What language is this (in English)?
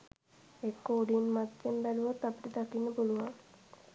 Sinhala